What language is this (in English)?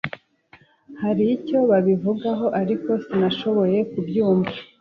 Kinyarwanda